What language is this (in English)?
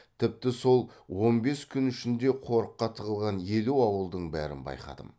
Kazakh